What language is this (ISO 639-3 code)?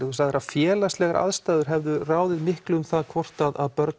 isl